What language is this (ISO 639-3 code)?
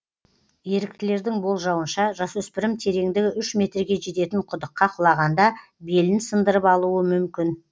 kaz